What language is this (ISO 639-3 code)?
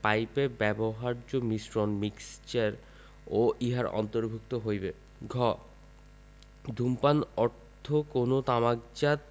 ben